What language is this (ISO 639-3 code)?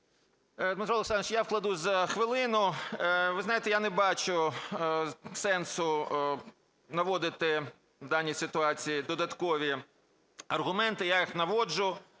ukr